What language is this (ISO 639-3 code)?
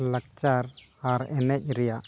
sat